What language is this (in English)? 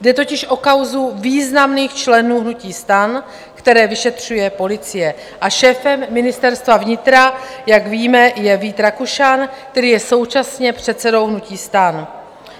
Czech